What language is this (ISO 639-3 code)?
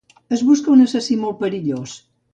cat